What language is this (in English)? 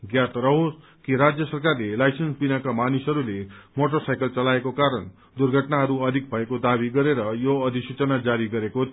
Nepali